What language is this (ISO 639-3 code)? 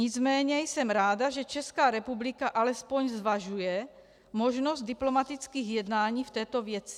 ces